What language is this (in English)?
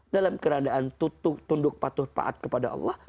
Indonesian